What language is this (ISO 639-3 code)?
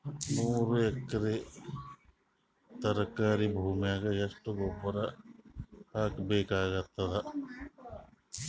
kan